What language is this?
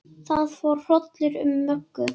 Icelandic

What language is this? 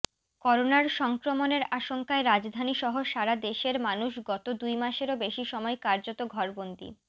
Bangla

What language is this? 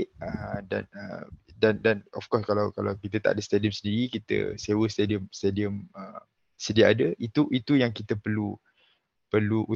Malay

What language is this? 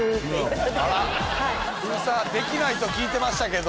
Japanese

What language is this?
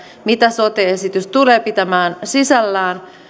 Finnish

